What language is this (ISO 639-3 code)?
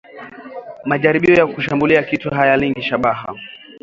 swa